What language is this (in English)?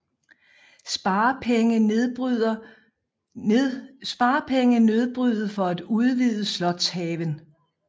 Danish